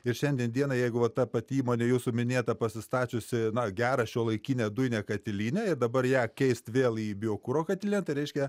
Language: Lithuanian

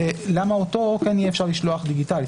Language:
Hebrew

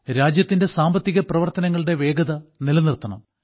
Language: Malayalam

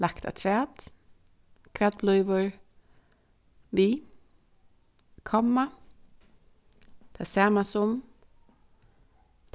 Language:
Faroese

